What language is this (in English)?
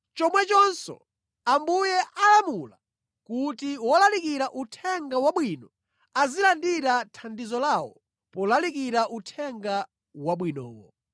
Nyanja